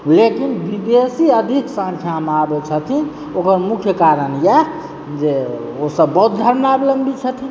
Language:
Maithili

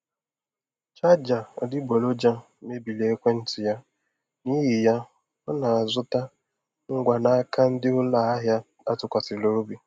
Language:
Igbo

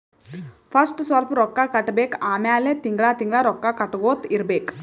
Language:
Kannada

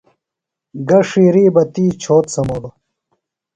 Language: Phalura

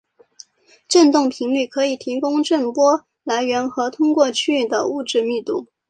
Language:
Chinese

